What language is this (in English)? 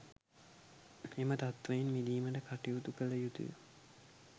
Sinhala